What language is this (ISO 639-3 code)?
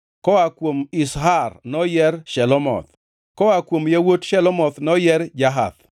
luo